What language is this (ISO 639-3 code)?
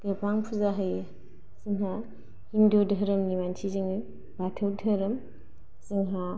brx